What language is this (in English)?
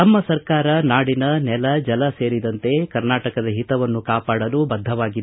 Kannada